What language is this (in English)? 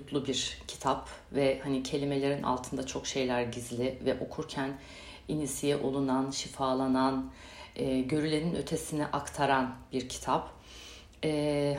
Turkish